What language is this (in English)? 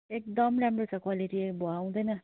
Nepali